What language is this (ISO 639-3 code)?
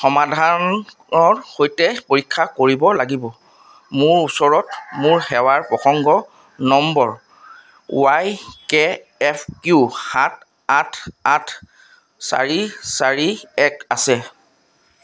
asm